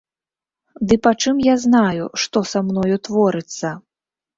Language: Belarusian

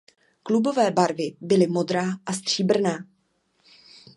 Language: Czech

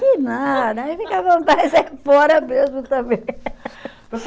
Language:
Portuguese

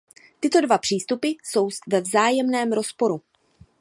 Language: Czech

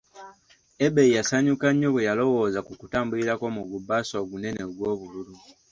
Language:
Ganda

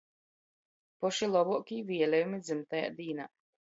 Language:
Latgalian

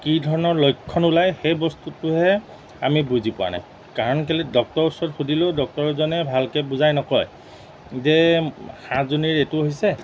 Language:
Assamese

